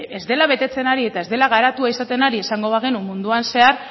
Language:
Basque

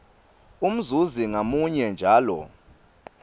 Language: Swati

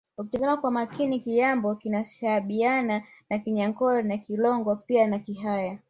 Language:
Swahili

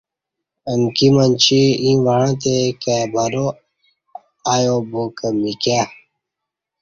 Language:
Kati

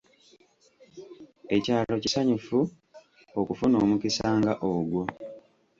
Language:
Ganda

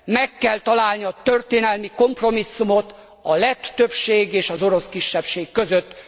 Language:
Hungarian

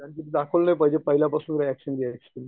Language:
Marathi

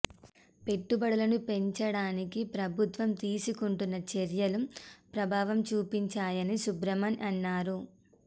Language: Telugu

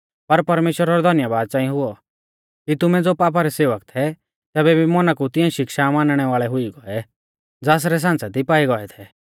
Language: Mahasu Pahari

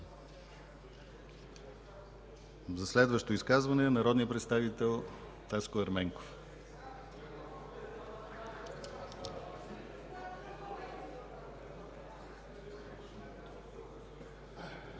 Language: Bulgarian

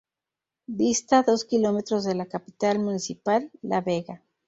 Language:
Spanish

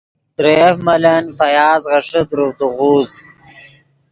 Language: Yidgha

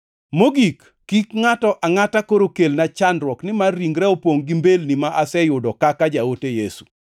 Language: Luo (Kenya and Tanzania)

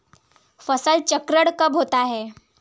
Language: Hindi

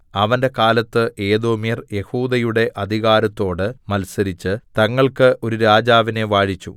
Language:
Malayalam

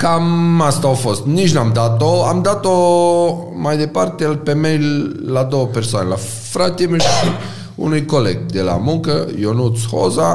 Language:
Romanian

